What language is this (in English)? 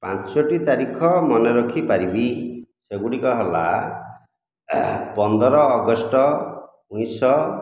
Odia